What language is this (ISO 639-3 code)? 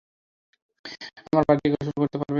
ben